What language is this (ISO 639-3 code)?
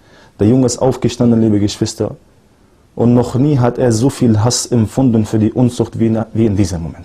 deu